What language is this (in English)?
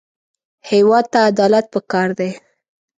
Pashto